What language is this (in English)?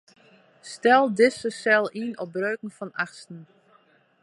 Western Frisian